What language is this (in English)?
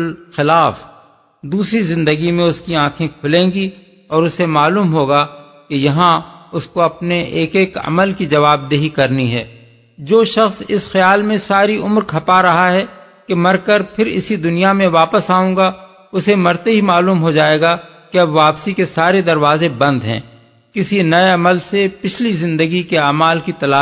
Urdu